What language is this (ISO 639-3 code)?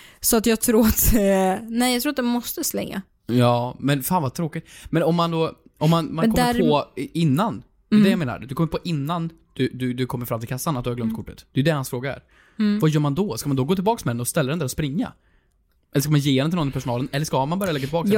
swe